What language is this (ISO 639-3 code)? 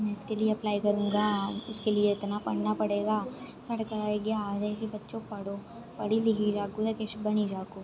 doi